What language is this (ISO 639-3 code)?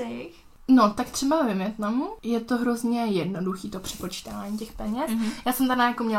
ces